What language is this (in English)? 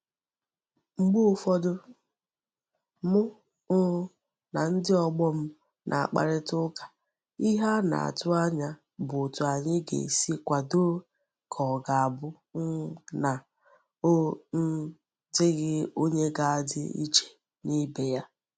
Igbo